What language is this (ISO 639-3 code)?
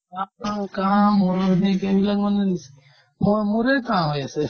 asm